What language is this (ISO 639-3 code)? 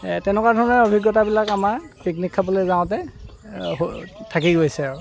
asm